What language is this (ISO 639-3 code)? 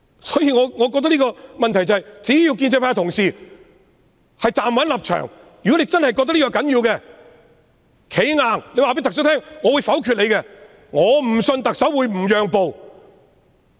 yue